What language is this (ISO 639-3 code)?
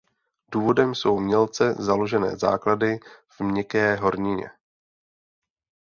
ces